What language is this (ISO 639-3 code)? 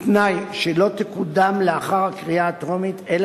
heb